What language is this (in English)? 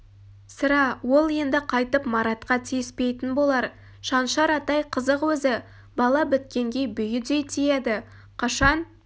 Kazakh